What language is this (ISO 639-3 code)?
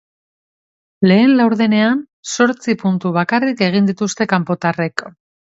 eus